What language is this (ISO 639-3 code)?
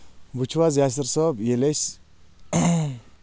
kas